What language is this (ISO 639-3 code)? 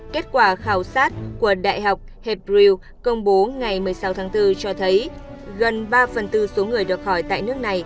vie